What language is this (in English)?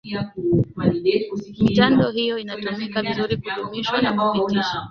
Swahili